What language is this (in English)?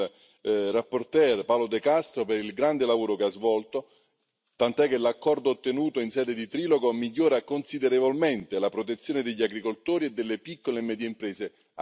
Italian